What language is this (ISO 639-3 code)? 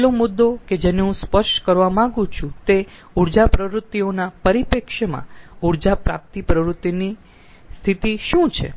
guj